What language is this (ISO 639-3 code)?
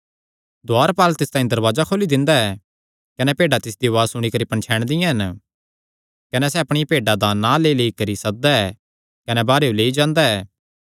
xnr